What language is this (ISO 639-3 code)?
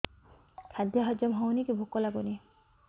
ori